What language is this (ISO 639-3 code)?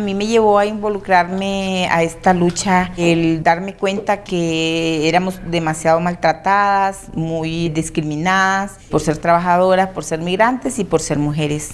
spa